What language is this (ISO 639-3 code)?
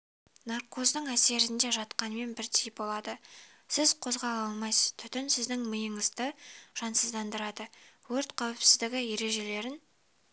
kaz